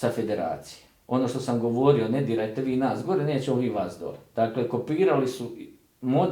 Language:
Croatian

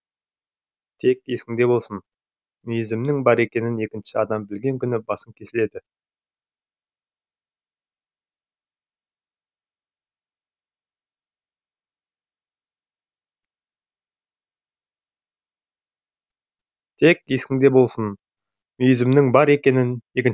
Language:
Kazakh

